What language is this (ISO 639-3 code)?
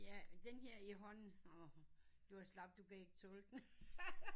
dan